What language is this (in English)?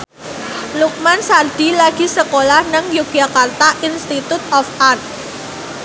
Javanese